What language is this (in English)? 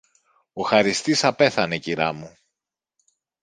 Greek